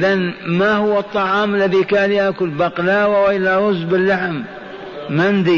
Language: Arabic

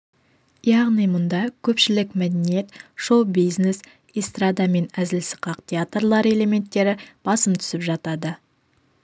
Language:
Kazakh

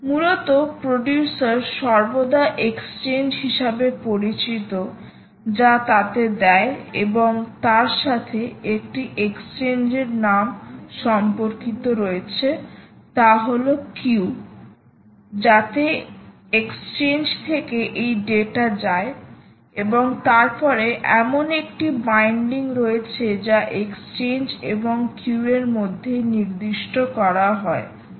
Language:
Bangla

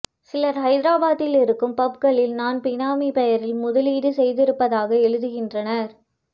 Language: Tamil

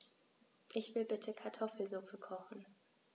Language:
German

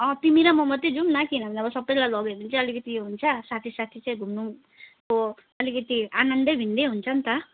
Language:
Nepali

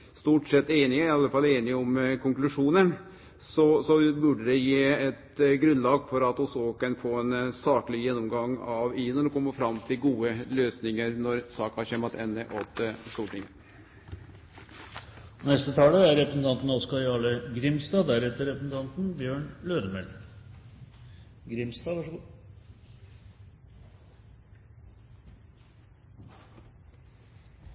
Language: Norwegian Nynorsk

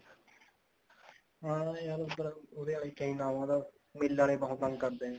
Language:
Punjabi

